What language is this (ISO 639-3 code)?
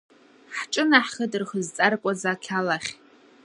abk